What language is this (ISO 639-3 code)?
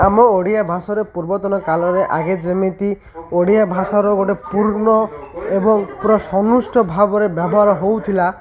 ori